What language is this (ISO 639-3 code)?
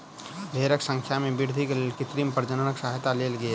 mai